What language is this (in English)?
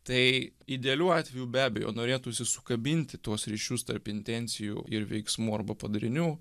Lithuanian